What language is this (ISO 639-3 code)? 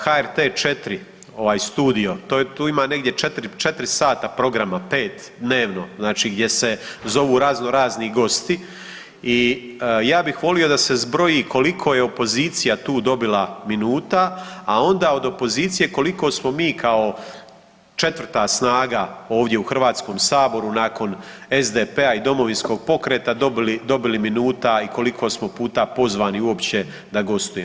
hrv